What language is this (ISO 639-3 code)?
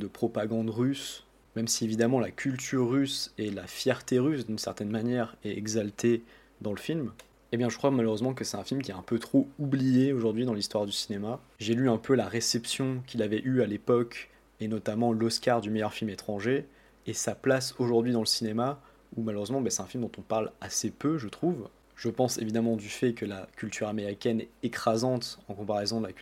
fra